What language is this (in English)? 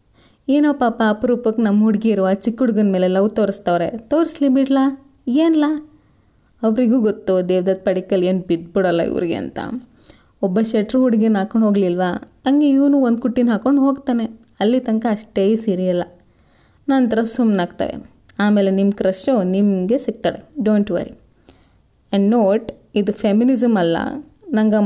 Kannada